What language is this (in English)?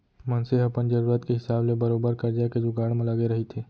Chhattisgarhi